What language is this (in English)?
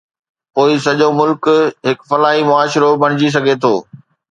Sindhi